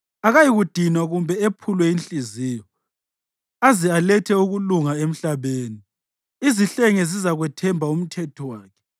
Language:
North Ndebele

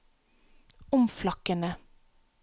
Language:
Norwegian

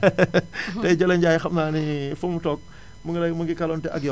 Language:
Wolof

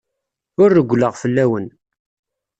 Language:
Kabyle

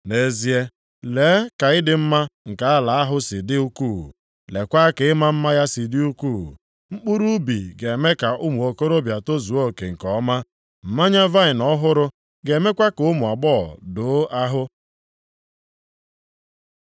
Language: Igbo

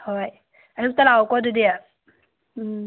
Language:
Manipuri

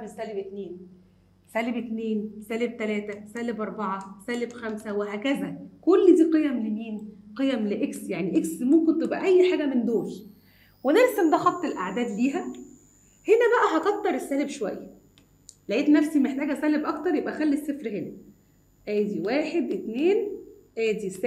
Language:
Arabic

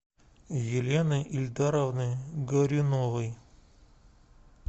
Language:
Russian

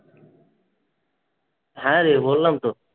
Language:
Bangla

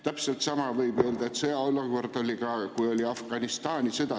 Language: Estonian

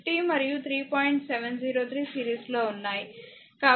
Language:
Telugu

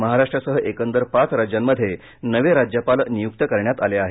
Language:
Marathi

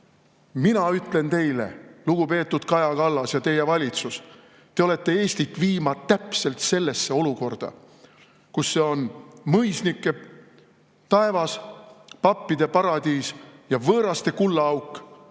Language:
Estonian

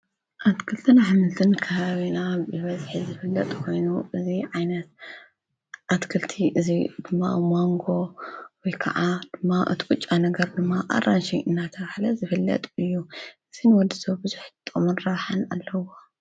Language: Tigrinya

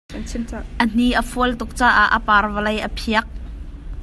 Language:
Hakha Chin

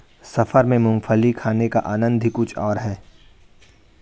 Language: Hindi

